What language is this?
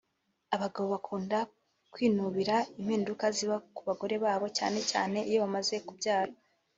Kinyarwanda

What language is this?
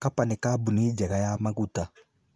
Kikuyu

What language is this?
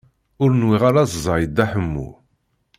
Kabyle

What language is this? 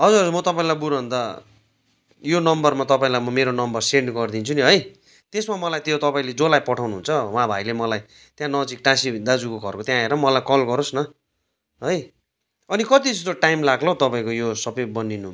Nepali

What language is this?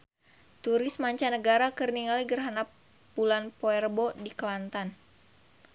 Sundanese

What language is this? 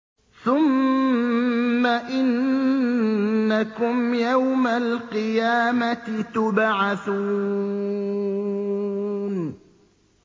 Arabic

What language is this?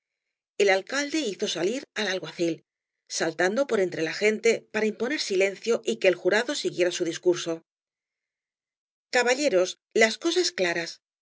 Spanish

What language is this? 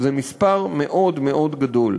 Hebrew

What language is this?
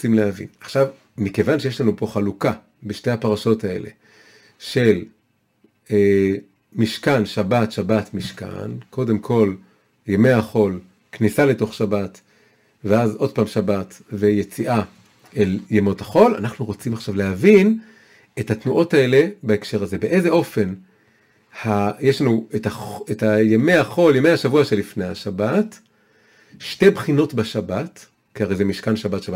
Hebrew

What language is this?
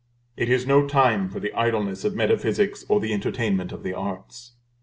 English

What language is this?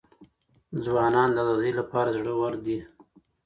Pashto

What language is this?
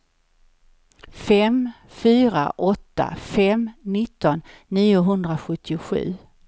Swedish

